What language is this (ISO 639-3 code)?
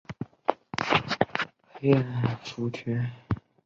zho